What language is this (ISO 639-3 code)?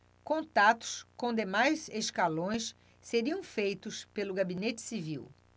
por